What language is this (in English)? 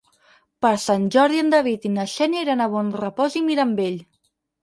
Catalan